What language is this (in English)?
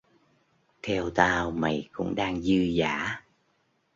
Vietnamese